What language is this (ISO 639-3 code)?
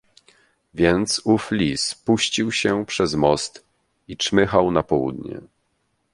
pol